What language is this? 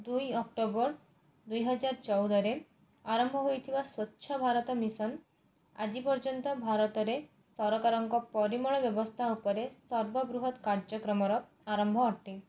Odia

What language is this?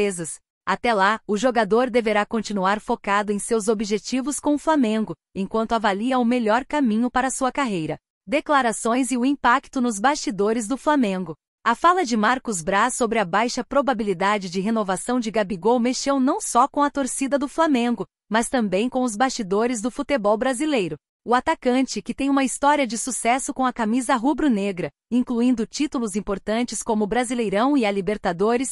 Portuguese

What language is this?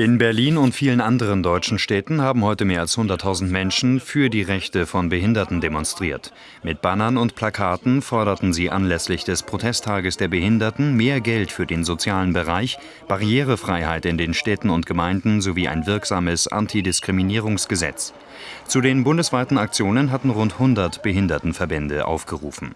German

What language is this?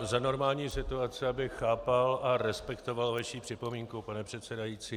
Czech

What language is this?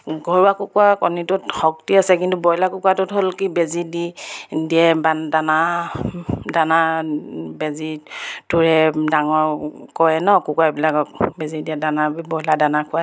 Assamese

